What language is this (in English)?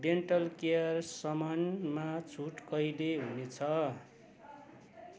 Nepali